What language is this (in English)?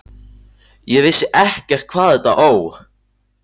Icelandic